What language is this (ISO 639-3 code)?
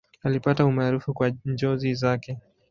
swa